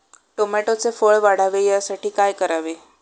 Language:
Marathi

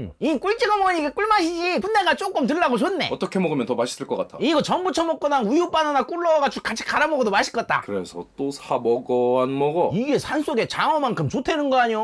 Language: Korean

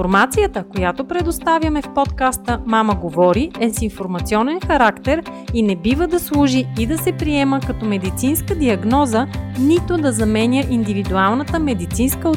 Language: Bulgarian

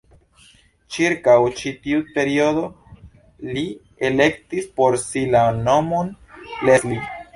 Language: Esperanto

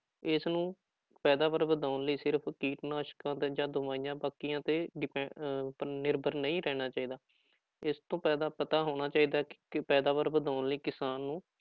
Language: Punjabi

